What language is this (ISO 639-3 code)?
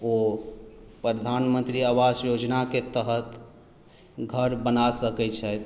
mai